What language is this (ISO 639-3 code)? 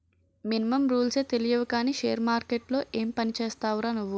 tel